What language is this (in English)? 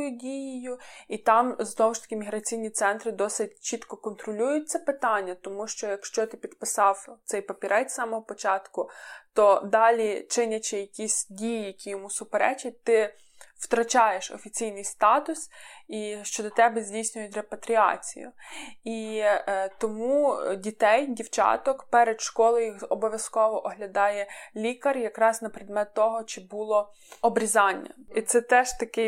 Ukrainian